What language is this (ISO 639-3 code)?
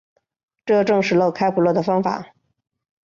zho